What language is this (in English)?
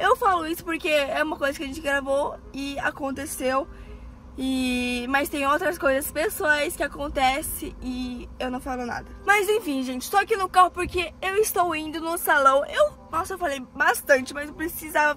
Portuguese